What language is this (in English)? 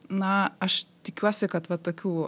Lithuanian